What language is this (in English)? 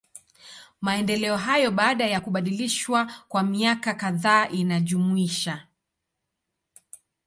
Swahili